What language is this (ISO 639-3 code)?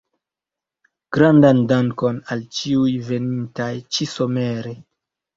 epo